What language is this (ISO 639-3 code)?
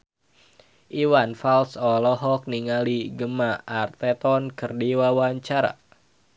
sun